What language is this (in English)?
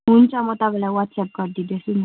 Nepali